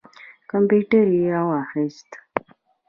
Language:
Pashto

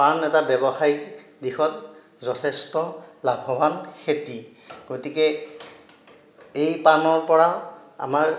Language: Assamese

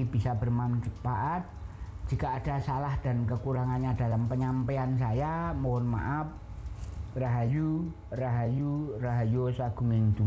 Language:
Indonesian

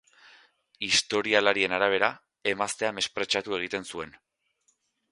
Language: Basque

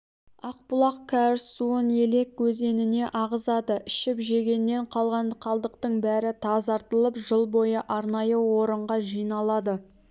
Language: Kazakh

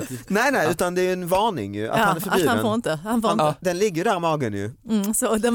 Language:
Swedish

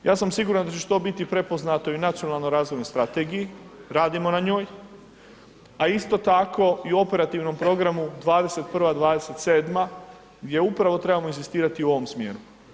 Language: Croatian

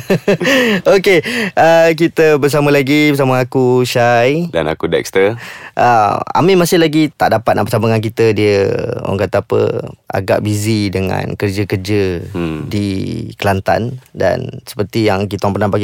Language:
Malay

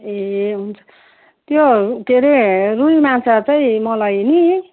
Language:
Nepali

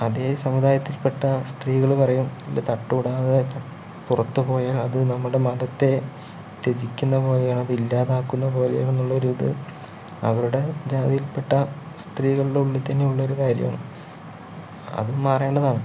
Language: Malayalam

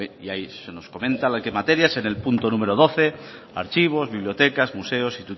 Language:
Spanish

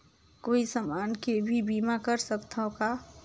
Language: Chhattisgarhi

